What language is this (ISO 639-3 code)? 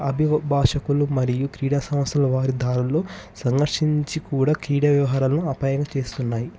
tel